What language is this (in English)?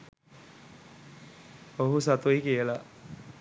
Sinhala